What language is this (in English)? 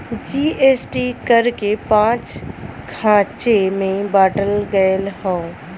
Bhojpuri